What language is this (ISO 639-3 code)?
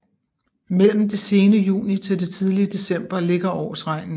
dan